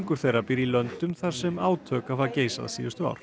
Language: Icelandic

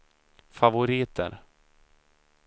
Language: Swedish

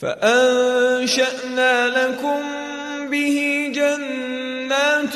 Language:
Arabic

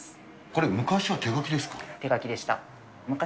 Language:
Japanese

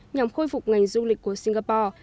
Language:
Vietnamese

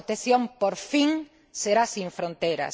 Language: Spanish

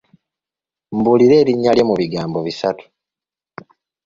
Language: Ganda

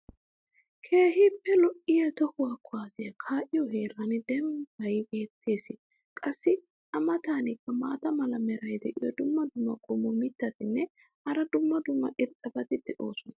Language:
Wolaytta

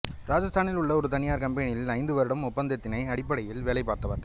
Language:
Tamil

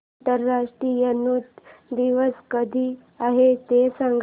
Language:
Marathi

